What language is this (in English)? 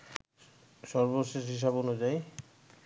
Bangla